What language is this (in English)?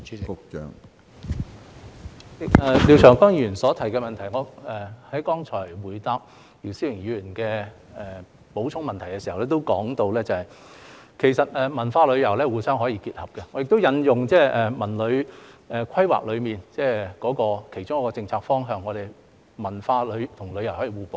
Cantonese